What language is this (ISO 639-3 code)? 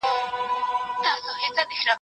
pus